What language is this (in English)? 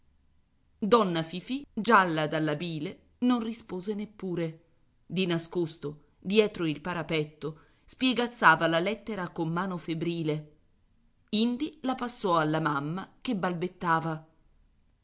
Italian